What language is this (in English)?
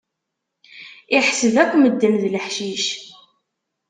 Kabyle